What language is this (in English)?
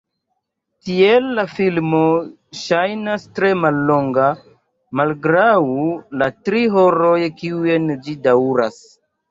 Esperanto